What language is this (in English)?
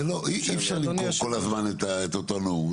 Hebrew